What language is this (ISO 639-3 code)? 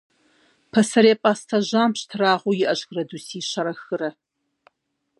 kbd